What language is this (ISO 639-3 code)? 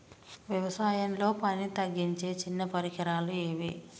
tel